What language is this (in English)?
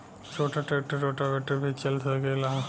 Bhojpuri